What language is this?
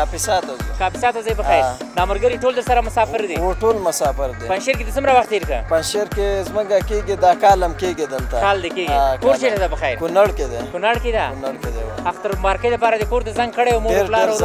Arabic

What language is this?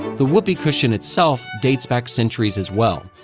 English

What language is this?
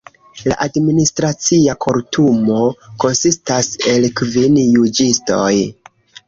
Esperanto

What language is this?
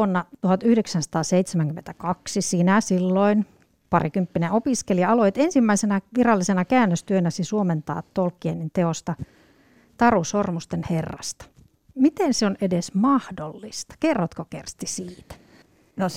Finnish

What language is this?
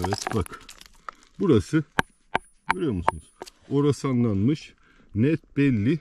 Turkish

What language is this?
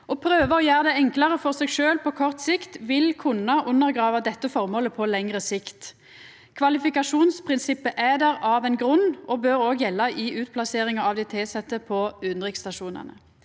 Norwegian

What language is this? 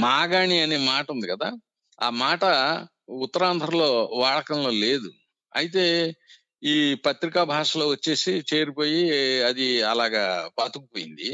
Telugu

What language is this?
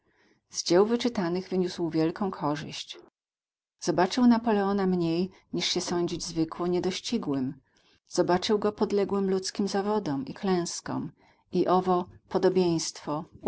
Polish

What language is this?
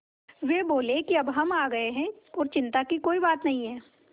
Hindi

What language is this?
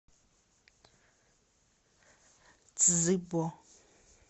Russian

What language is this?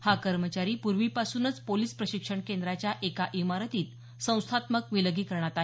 Marathi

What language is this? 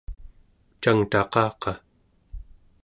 Central Yupik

